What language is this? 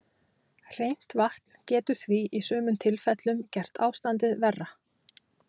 Icelandic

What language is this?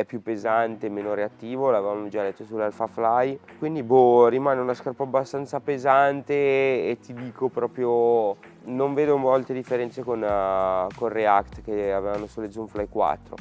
Italian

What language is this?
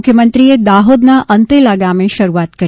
Gujarati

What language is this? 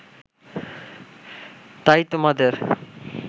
Bangla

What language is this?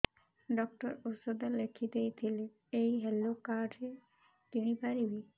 Odia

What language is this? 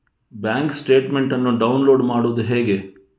Kannada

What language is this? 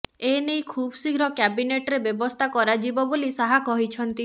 Odia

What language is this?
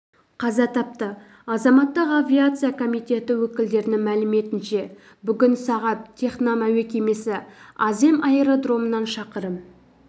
Kazakh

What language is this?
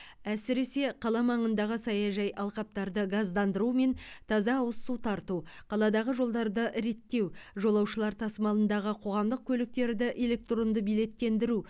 Kazakh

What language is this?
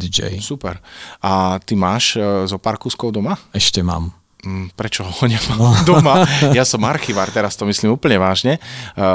Slovak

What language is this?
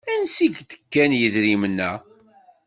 Kabyle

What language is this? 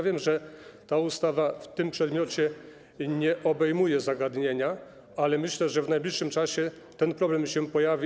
Polish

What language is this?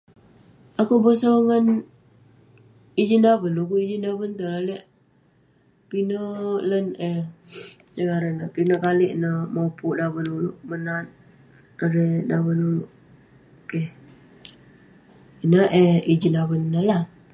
Western Penan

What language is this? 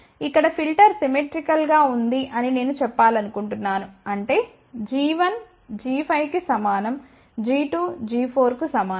Telugu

